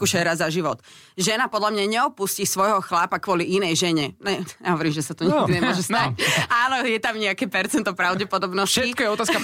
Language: Slovak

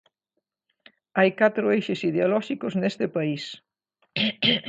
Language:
Galician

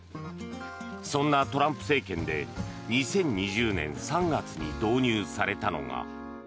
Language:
Japanese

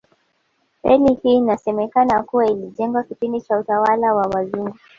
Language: Swahili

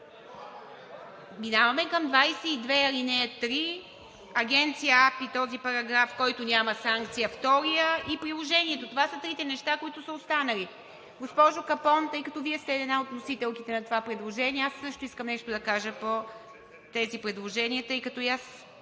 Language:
Bulgarian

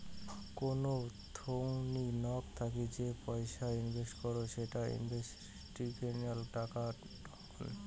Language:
Bangla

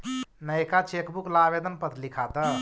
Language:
Magahi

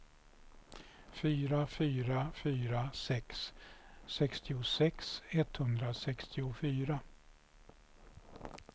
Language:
Swedish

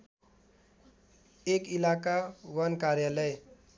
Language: Nepali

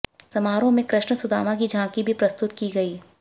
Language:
Hindi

